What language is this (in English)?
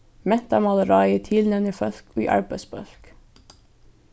Faroese